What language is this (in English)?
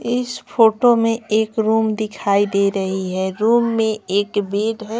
Hindi